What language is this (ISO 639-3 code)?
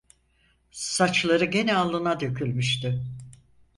tur